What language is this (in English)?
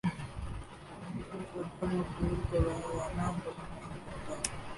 Urdu